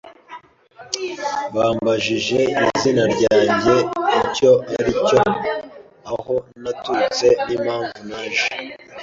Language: Kinyarwanda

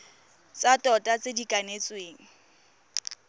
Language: Tswana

